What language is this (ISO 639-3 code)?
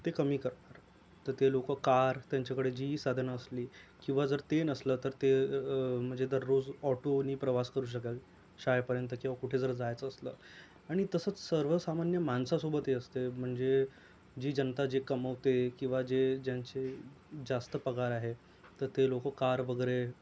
mar